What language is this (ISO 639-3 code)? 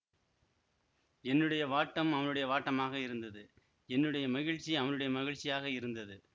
tam